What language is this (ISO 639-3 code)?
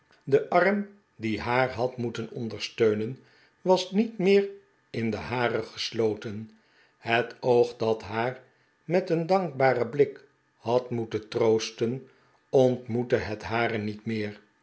nld